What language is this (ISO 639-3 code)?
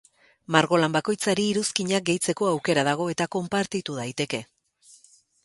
eus